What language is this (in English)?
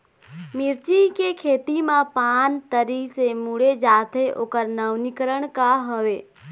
Chhattisgarhi